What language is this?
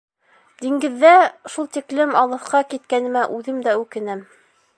Bashkir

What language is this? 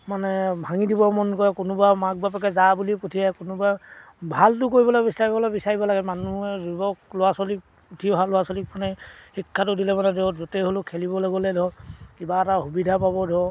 Assamese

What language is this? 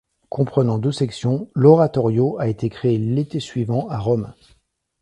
French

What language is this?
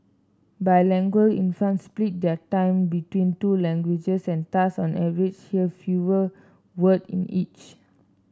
English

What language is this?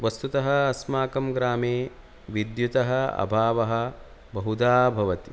Sanskrit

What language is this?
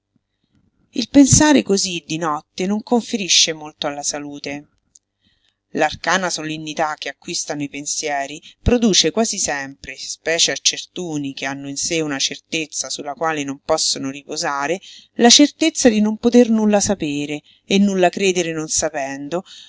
Italian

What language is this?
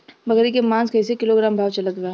Bhojpuri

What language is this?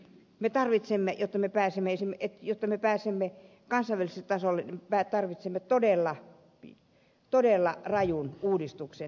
Finnish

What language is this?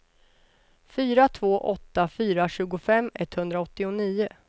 Swedish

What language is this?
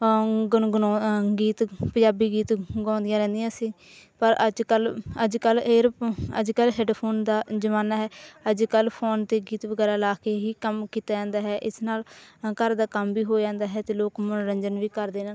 Punjabi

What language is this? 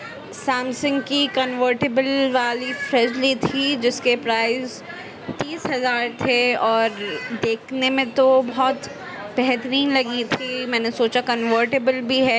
Urdu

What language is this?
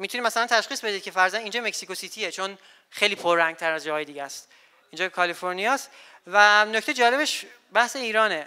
Persian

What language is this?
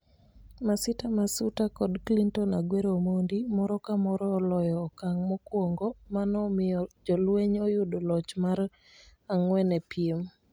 Luo (Kenya and Tanzania)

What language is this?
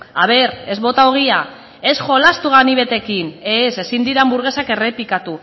Basque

